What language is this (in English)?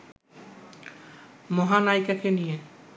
Bangla